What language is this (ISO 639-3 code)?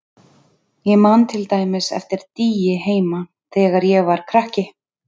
isl